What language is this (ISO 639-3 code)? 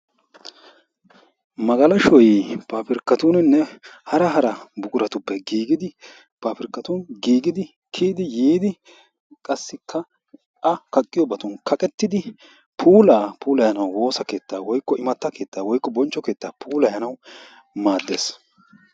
wal